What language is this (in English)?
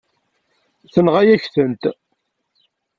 Kabyle